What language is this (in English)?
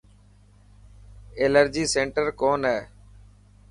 Dhatki